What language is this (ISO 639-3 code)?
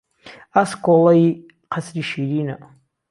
ckb